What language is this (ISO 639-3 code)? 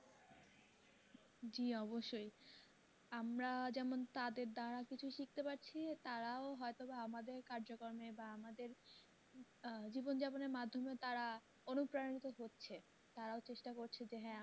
ben